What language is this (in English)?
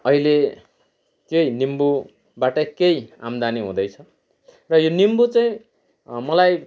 Nepali